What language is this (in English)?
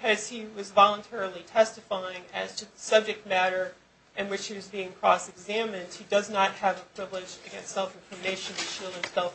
English